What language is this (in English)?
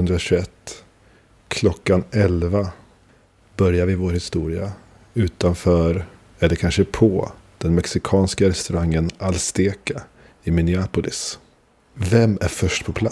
Swedish